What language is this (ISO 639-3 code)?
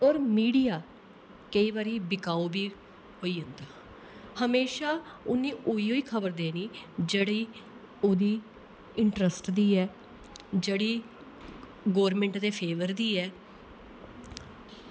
doi